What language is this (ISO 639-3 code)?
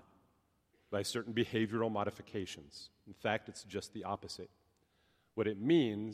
eng